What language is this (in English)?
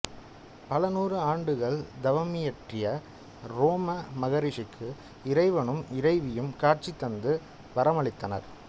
Tamil